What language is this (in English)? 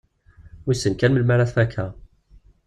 Kabyle